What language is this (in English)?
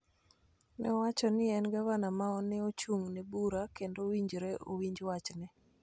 Luo (Kenya and Tanzania)